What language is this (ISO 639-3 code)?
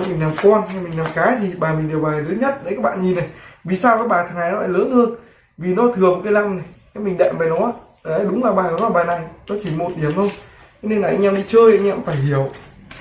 vie